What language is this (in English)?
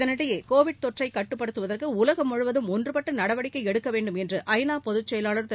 Tamil